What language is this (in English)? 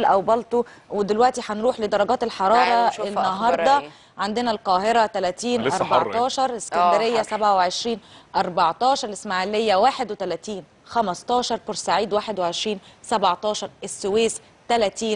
Arabic